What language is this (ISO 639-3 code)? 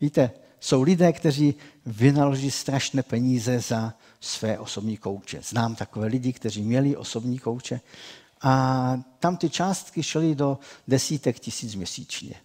ces